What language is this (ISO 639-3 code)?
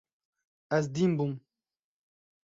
kur